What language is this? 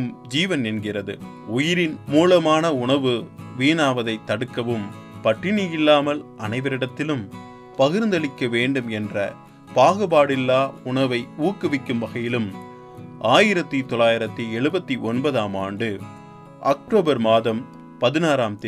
Tamil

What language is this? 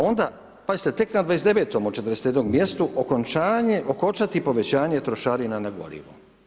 Croatian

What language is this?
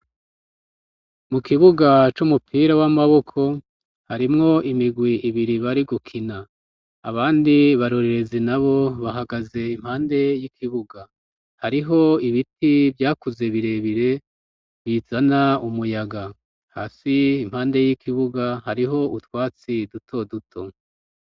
Rundi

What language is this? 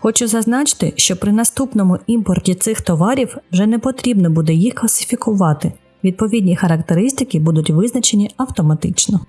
Ukrainian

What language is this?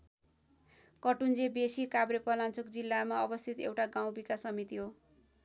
Nepali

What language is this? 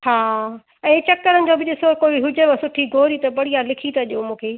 Sindhi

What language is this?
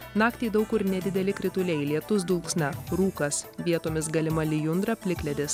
Lithuanian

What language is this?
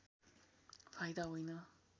Nepali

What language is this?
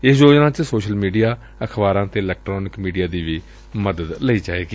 Punjabi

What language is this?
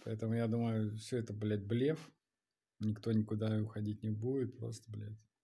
Russian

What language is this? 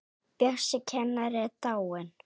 Icelandic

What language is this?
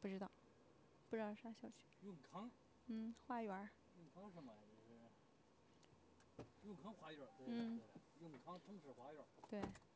Chinese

